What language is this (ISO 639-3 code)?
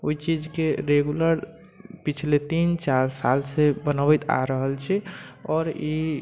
mai